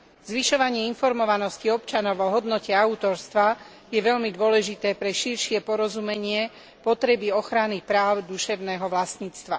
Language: Slovak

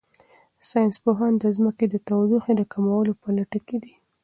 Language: Pashto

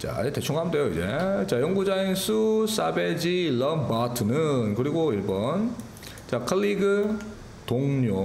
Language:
Korean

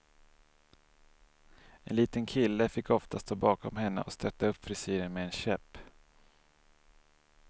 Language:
Swedish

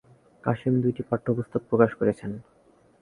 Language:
Bangla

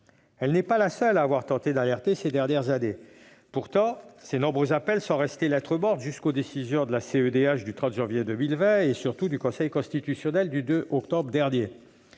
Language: French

